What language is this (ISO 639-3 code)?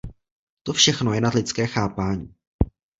ces